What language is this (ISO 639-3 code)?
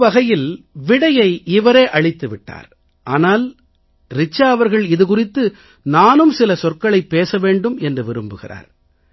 tam